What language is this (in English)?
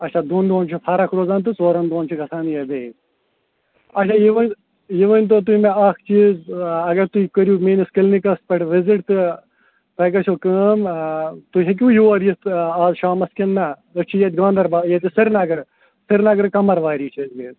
Kashmiri